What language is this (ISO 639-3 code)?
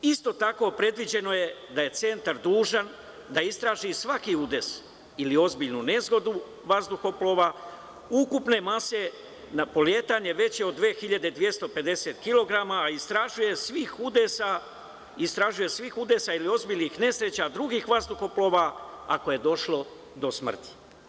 srp